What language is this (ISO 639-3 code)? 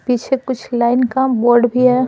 hin